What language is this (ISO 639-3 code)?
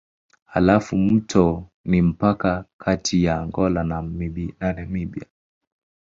swa